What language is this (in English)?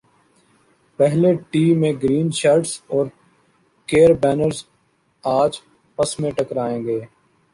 Urdu